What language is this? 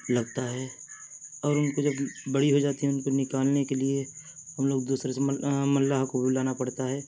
Urdu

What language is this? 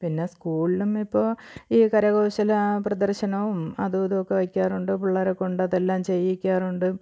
Malayalam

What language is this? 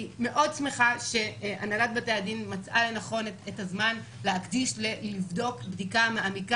Hebrew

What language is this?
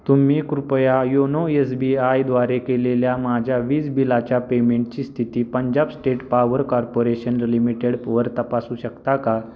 Marathi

